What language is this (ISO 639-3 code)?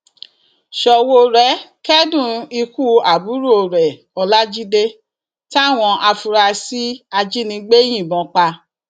yor